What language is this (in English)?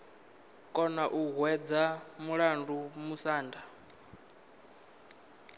Venda